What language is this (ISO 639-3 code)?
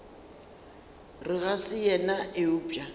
nso